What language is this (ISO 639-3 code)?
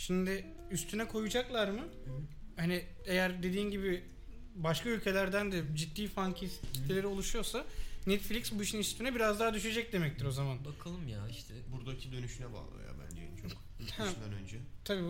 tur